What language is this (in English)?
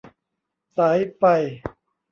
Thai